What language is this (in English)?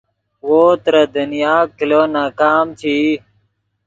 Yidgha